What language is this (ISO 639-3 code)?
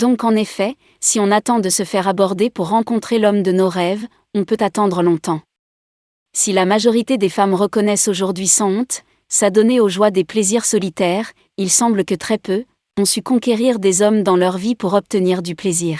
fra